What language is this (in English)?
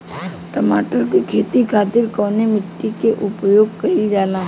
Bhojpuri